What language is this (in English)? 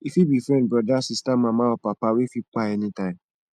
Nigerian Pidgin